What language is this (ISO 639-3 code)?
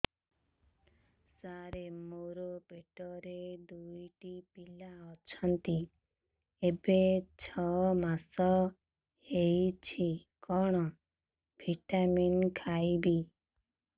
ori